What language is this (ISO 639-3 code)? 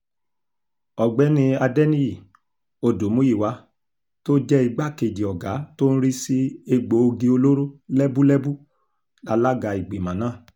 yor